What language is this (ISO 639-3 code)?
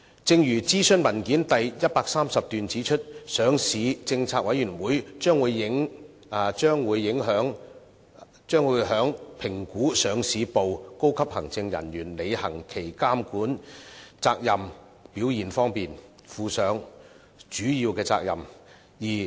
yue